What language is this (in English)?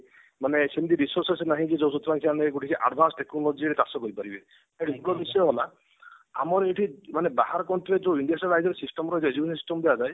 Odia